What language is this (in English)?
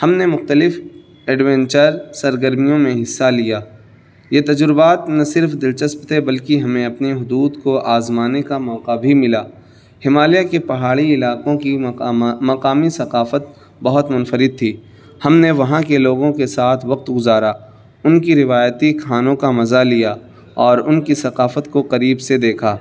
Urdu